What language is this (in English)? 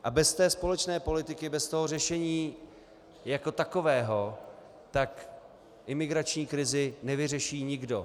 Czech